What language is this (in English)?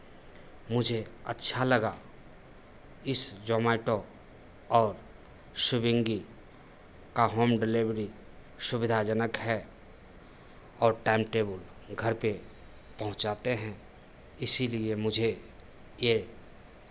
Hindi